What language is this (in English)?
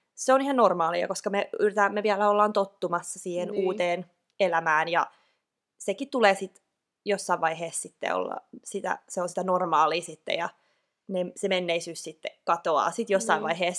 Finnish